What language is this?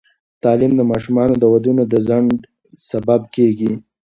Pashto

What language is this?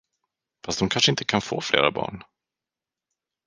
Swedish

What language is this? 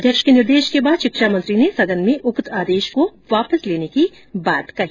Hindi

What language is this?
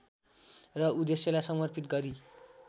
Nepali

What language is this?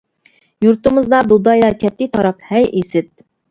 Uyghur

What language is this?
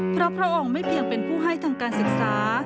Thai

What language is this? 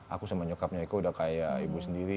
Indonesian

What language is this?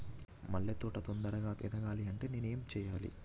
Telugu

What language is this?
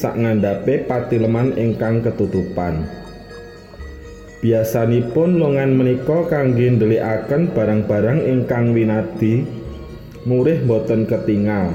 Indonesian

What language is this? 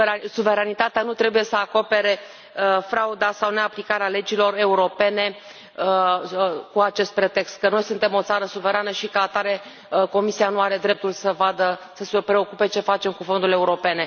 Romanian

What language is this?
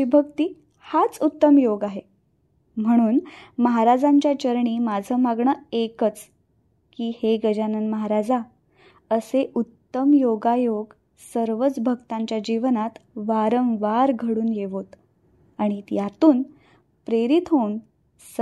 Marathi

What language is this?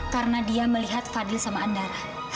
Indonesian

